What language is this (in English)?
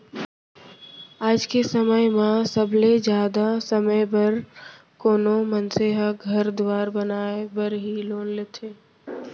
Chhattisgarhi